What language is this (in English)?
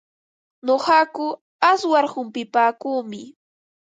Ambo-Pasco Quechua